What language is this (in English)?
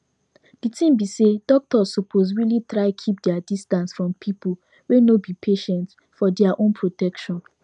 Nigerian Pidgin